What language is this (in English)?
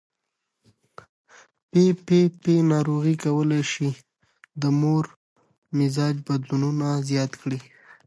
Pashto